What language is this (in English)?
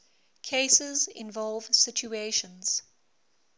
English